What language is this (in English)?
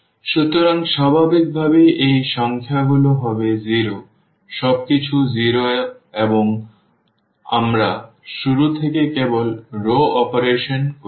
Bangla